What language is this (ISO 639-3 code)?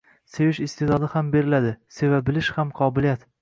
uzb